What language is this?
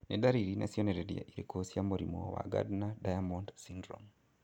Kikuyu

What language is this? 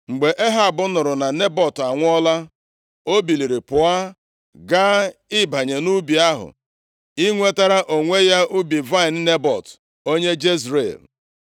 Igbo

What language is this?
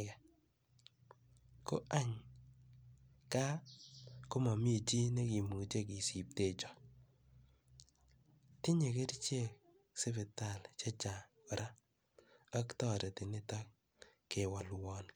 Kalenjin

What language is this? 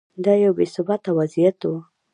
Pashto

